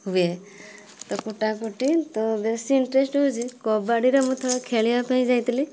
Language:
Odia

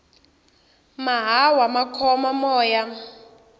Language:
Tsonga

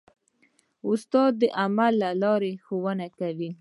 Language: Pashto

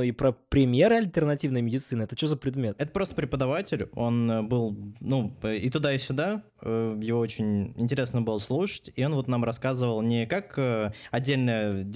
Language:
Russian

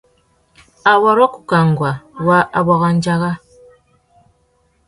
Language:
Tuki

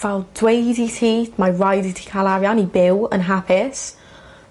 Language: Welsh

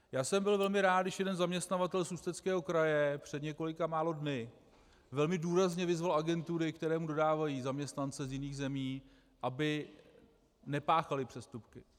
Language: Czech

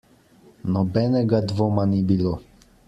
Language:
Slovenian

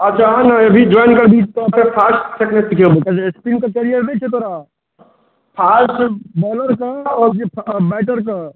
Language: Maithili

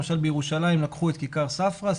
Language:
Hebrew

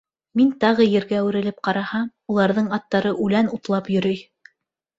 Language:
Bashkir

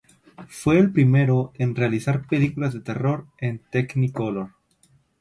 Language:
Spanish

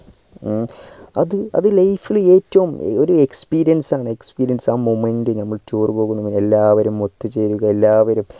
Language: Malayalam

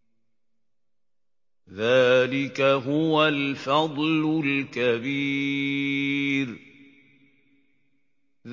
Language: Arabic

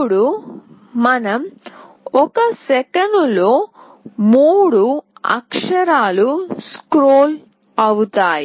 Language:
Telugu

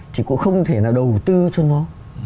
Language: Vietnamese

